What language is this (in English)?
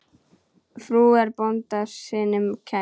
Icelandic